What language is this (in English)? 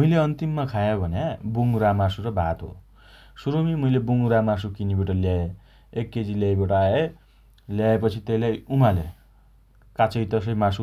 Dotyali